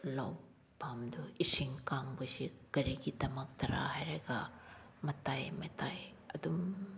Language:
Manipuri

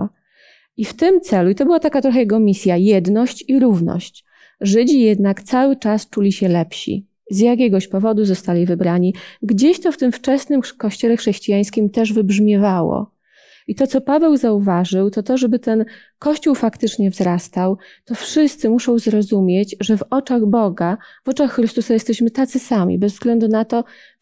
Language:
Polish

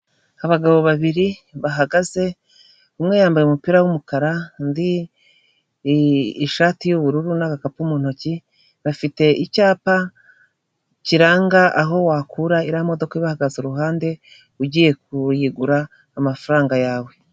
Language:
Kinyarwanda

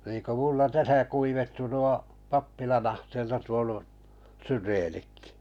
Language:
Finnish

